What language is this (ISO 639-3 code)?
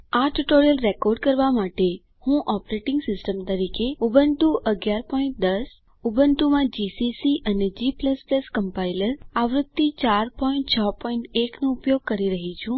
guj